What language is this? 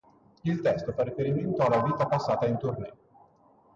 Italian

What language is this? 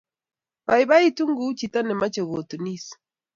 Kalenjin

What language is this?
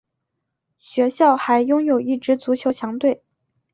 Chinese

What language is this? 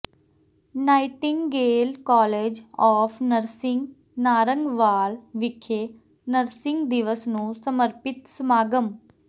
Punjabi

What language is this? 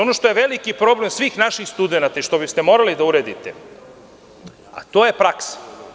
Serbian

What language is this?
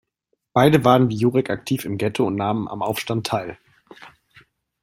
German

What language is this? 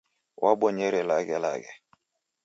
Taita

